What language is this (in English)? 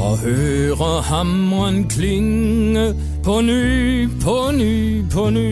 Danish